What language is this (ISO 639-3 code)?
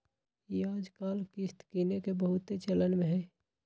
mag